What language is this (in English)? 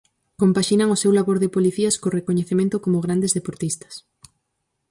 Galician